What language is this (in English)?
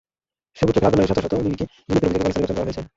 Bangla